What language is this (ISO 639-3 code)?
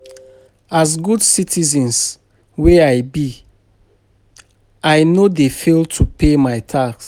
pcm